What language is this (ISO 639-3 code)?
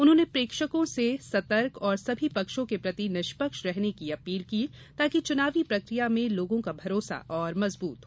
hin